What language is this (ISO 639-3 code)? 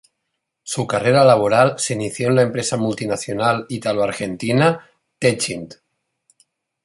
spa